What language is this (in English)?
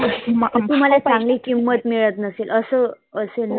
Marathi